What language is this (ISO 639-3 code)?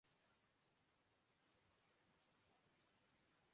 urd